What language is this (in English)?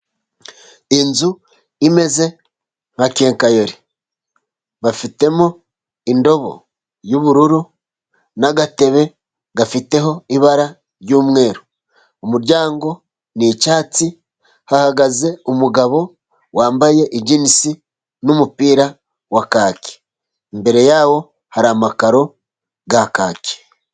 Kinyarwanda